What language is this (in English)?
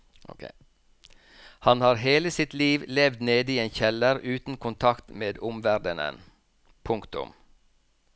Norwegian